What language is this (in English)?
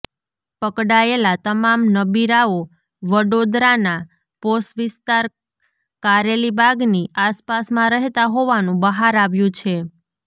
Gujarati